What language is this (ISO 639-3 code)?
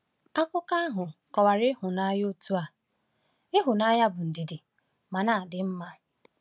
ibo